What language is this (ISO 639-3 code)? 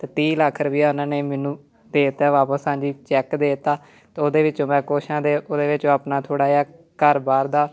pan